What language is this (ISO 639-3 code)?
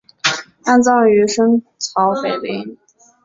zho